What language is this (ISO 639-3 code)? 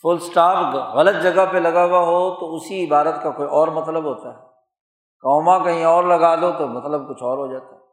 urd